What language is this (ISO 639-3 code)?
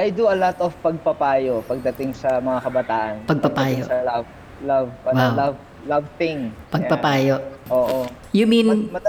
fil